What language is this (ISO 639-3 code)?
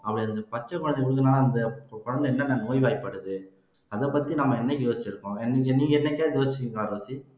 tam